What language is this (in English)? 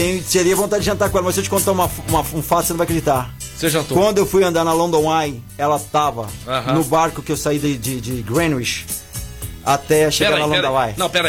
Portuguese